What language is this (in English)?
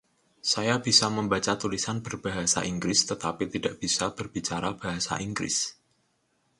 Indonesian